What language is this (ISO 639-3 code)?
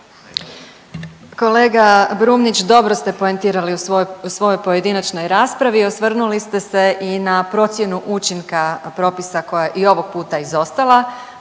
hrv